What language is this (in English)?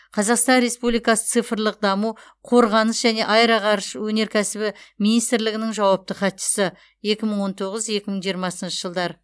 Kazakh